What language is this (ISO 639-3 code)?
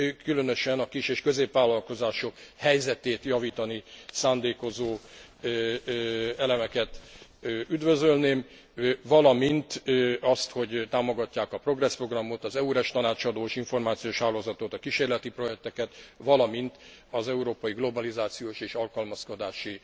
hun